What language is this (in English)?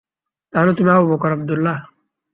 Bangla